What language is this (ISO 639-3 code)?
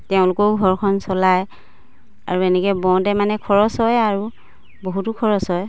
asm